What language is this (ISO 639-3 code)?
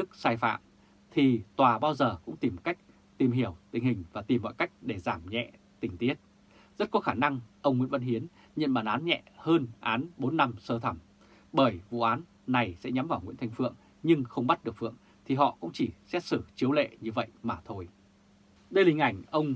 vie